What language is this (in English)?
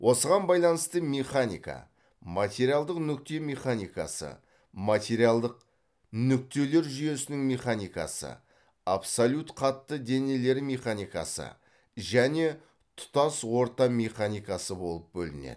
Kazakh